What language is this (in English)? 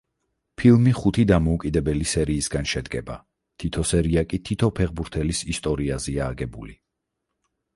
Georgian